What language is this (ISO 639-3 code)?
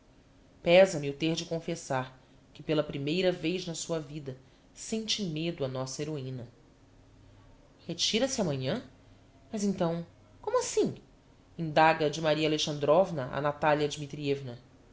por